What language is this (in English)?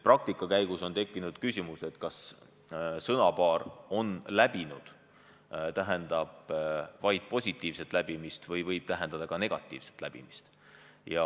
Estonian